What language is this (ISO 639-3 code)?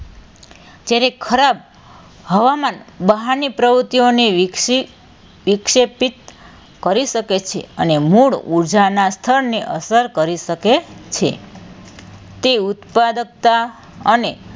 guj